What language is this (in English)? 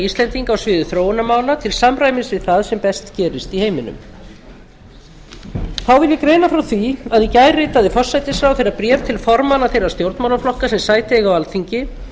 Icelandic